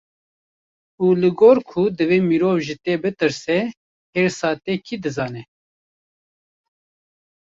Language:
Kurdish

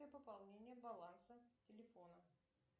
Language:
Russian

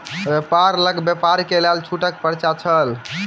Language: Maithili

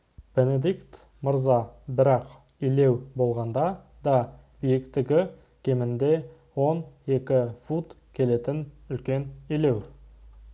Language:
Kazakh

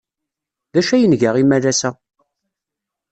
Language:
Kabyle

